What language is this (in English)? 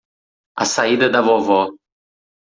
Portuguese